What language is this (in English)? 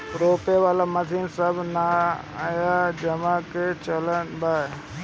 Bhojpuri